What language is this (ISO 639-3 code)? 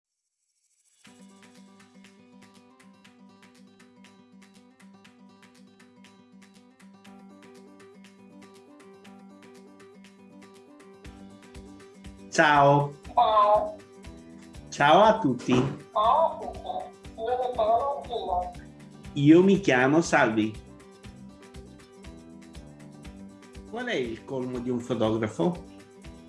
ita